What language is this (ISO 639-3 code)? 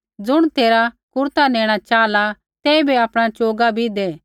kfx